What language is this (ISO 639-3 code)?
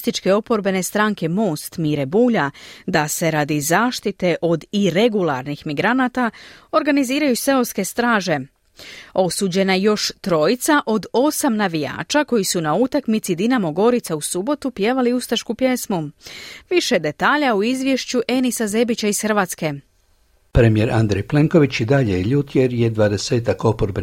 hrv